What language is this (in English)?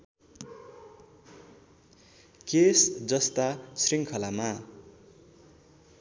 Nepali